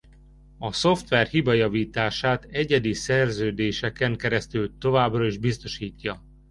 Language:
Hungarian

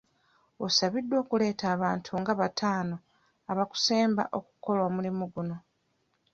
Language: Ganda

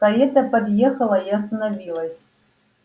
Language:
Russian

